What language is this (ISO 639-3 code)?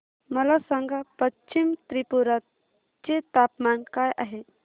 mar